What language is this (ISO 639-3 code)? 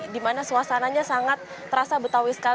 ind